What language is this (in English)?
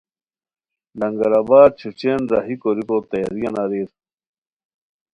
Khowar